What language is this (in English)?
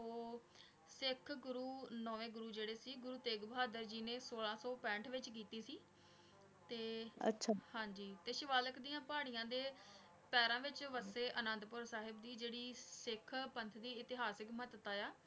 Punjabi